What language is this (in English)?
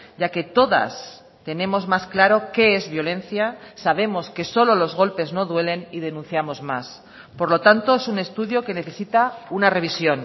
Spanish